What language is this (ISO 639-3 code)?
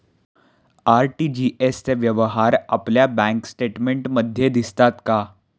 mar